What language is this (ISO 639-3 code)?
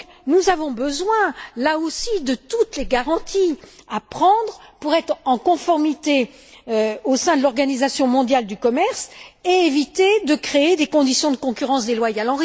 fra